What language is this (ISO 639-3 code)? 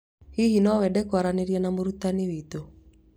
kik